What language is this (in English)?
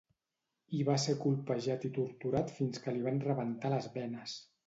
Catalan